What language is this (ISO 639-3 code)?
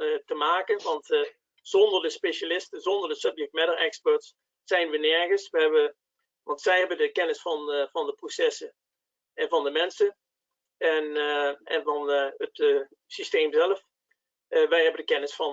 nld